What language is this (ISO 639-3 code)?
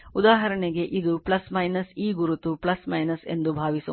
kan